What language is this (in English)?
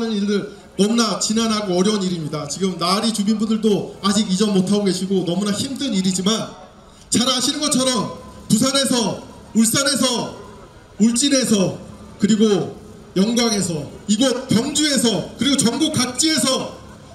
Korean